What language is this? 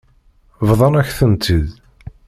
Kabyle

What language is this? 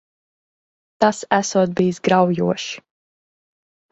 Latvian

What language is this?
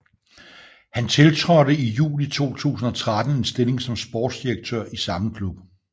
Danish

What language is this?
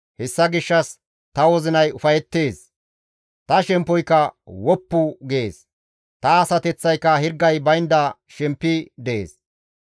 Gamo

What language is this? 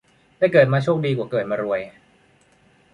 Thai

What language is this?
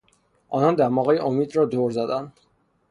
Persian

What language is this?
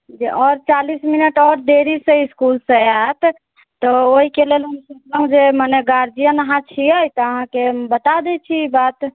Maithili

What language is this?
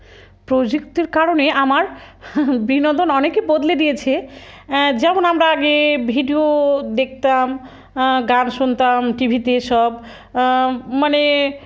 Bangla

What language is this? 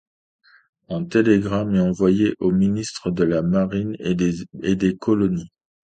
French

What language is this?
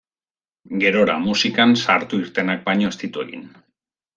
Basque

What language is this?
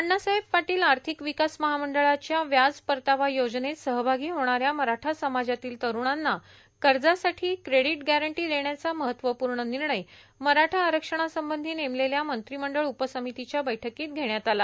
Marathi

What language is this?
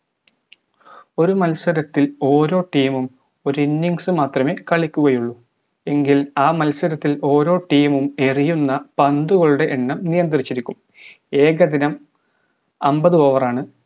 Malayalam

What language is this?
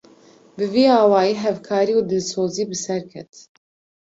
Kurdish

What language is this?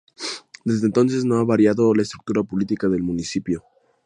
Spanish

